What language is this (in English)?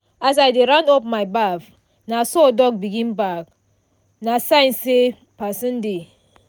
Nigerian Pidgin